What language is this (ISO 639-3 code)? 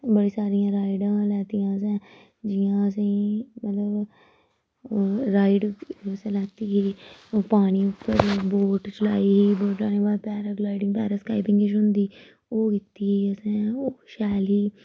doi